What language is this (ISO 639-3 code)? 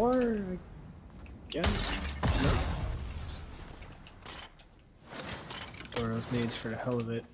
eng